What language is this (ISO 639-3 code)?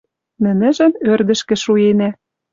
mrj